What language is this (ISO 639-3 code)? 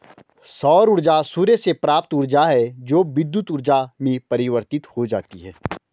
hin